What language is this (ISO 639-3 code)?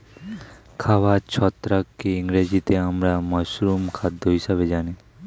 ben